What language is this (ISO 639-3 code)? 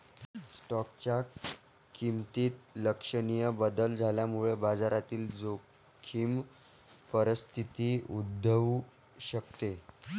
mar